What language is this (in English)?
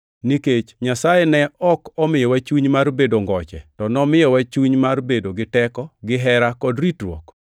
Luo (Kenya and Tanzania)